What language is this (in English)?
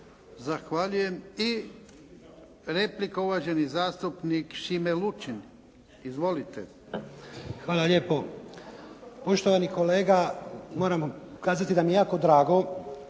Croatian